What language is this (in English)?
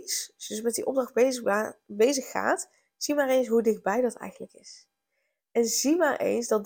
Dutch